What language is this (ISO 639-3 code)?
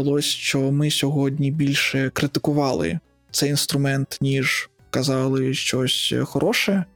ukr